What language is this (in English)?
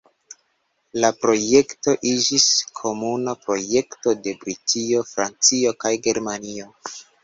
Esperanto